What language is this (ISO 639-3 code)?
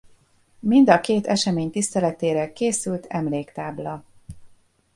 hun